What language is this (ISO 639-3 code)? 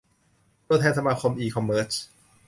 tha